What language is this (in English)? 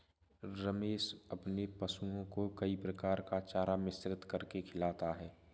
Hindi